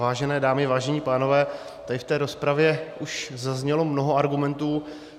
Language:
Czech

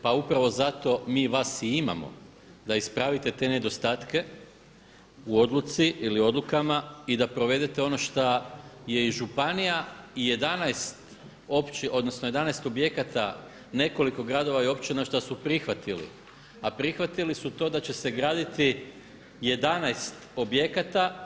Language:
Croatian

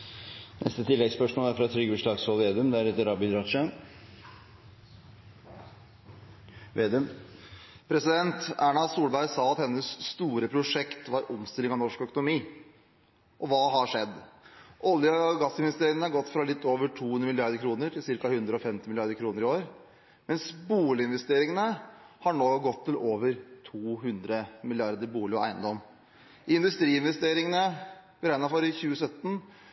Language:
Norwegian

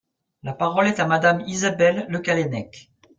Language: French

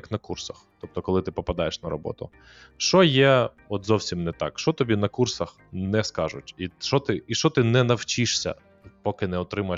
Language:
Ukrainian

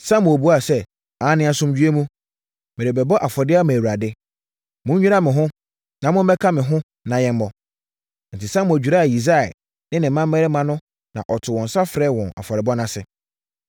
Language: Akan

